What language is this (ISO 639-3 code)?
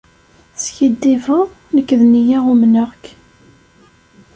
kab